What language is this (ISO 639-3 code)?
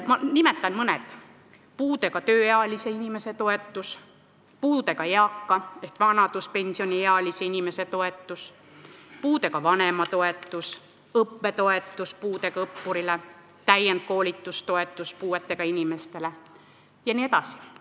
est